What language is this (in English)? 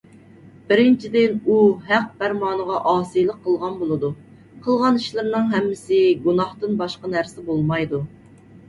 Uyghur